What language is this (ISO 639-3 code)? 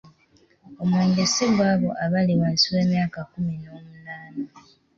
lug